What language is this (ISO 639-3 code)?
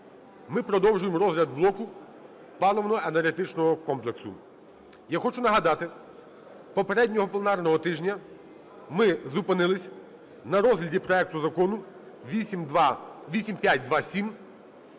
ukr